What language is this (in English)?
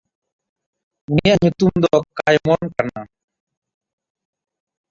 Santali